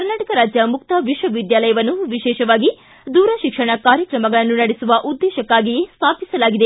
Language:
Kannada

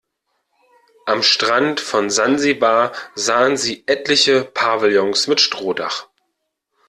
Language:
German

